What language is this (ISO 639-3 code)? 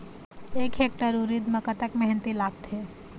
hne